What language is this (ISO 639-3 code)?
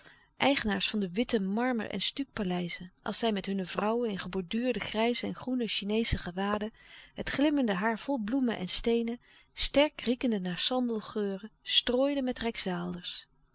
nld